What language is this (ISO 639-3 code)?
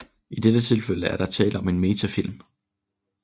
dan